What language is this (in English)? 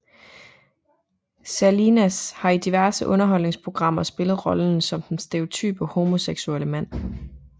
Danish